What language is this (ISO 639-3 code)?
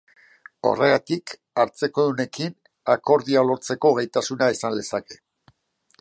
eus